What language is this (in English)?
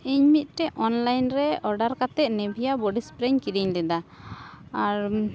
Santali